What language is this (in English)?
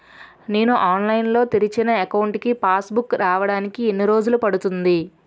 Telugu